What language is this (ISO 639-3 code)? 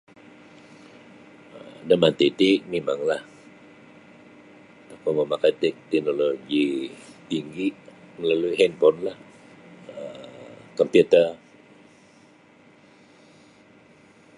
bsy